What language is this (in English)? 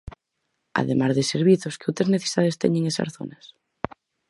Galician